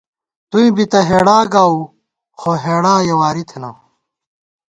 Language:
Gawar-Bati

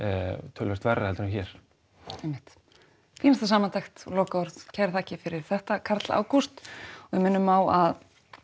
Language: Icelandic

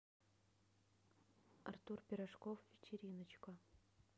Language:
Russian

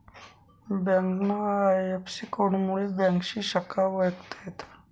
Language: Marathi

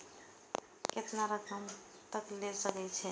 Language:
Maithili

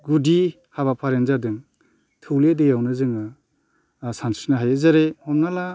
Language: Bodo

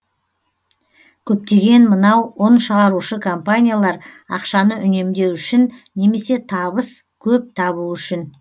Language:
Kazakh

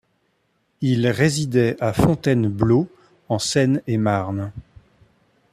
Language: French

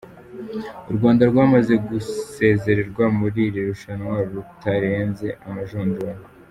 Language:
Kinyarwanda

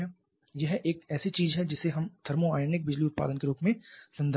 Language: Hindi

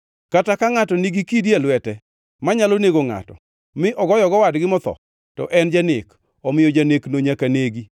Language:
Luo (Kenya and Tanzania)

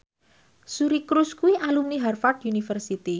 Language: Javanese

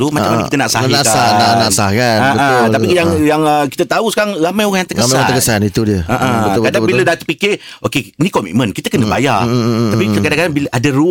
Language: Malay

